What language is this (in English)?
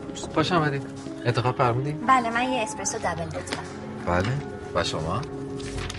Persian